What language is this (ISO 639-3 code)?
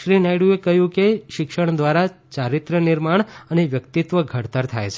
guj